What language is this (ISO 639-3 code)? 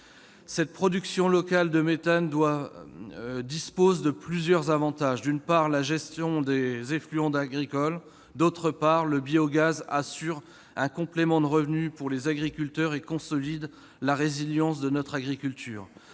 fra